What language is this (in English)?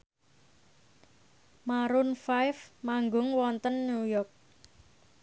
Javanese